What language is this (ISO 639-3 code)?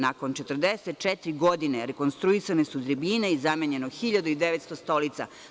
srp